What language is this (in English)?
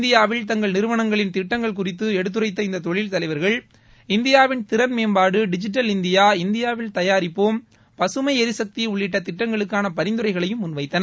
Tamil